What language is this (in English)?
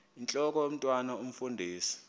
Xhosa